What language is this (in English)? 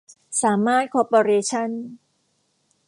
Thai